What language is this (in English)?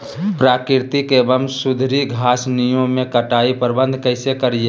Magahi